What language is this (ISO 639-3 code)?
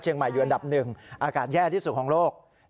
tha